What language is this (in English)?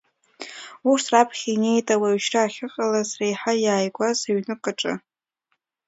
Abkhazian